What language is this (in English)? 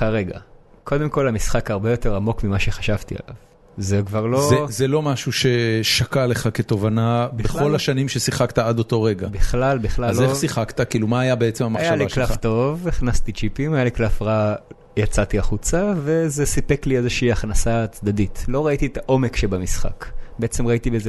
Hebrew